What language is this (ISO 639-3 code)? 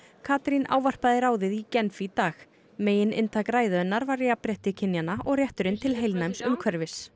isl